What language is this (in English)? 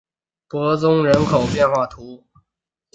Chinese